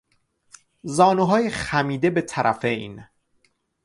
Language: Persian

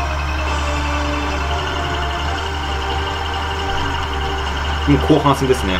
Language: Japanese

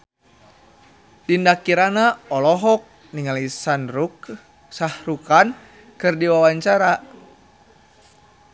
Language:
Sundanese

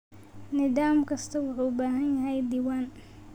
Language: Somali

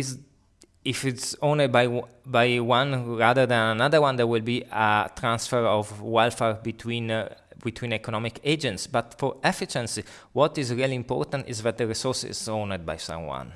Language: English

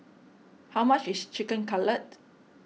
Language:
English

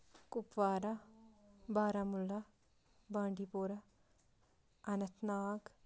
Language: Kashmiri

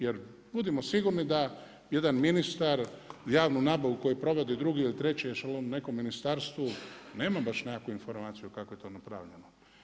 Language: Croatian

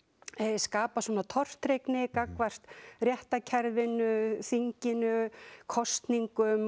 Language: Icelandic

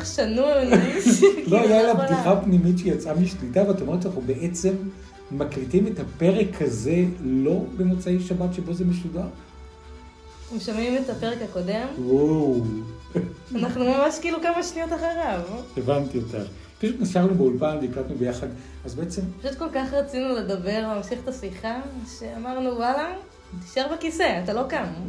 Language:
Hebrew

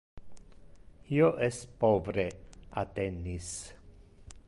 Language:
Interlingua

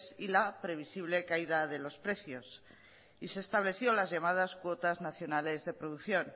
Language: Spanish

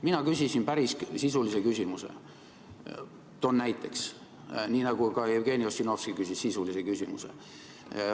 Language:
Estonian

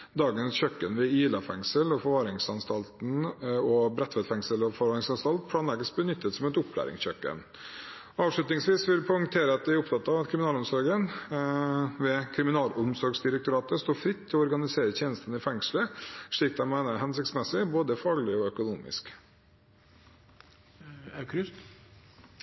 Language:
Norwegian Bokmål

